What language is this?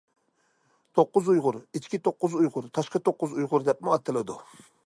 Uyghur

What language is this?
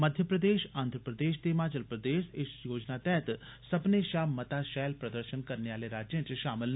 Dogri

